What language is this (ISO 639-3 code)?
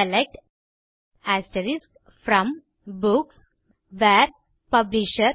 tam